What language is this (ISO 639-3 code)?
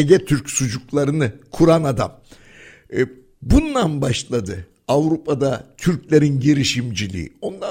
tur